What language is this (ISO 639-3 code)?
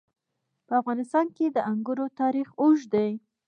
pus